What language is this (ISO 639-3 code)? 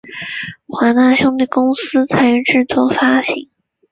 zho